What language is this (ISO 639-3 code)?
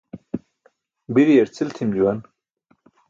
bsk